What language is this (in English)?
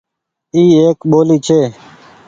Goaria